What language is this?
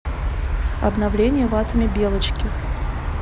Russian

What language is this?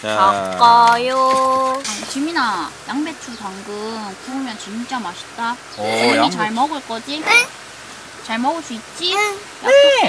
Korean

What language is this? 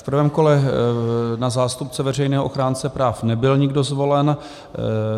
Czech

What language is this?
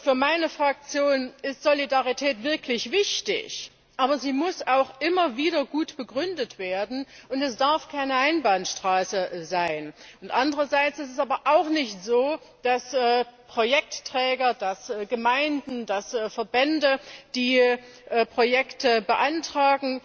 German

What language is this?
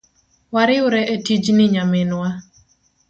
Luo (Kenya and Tanzania)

